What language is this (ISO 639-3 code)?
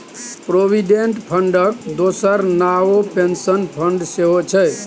mai